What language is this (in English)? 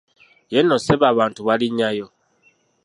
Ganda